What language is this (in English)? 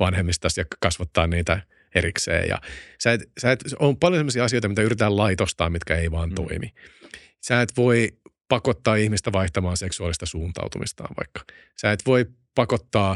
Finnish